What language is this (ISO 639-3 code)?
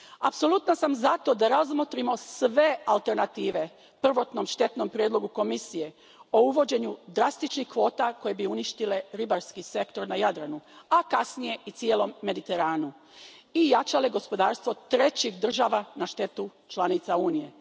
hrv